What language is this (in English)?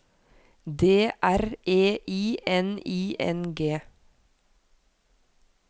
Norwegian